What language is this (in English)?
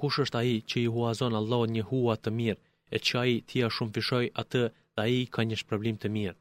Greek